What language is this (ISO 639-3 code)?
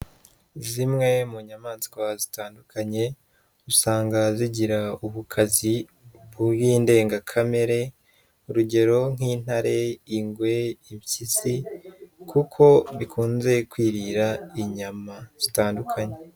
kin